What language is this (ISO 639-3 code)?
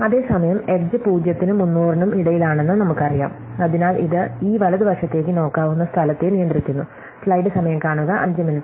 mal